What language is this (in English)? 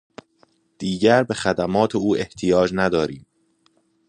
Persian